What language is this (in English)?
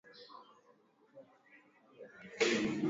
Swahili